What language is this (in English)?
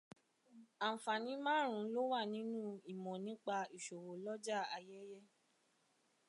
Yoruba